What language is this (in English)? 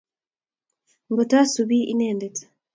Kalenjin